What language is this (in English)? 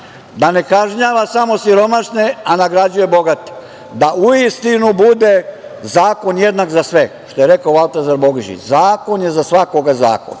Serbian